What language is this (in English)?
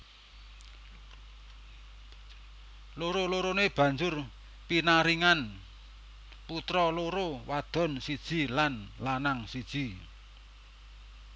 Javanese